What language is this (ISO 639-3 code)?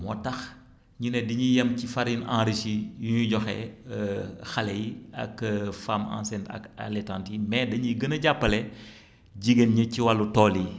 wol